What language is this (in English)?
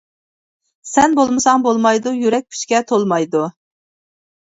Uyghur